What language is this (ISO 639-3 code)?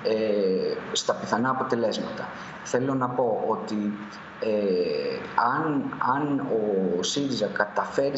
ell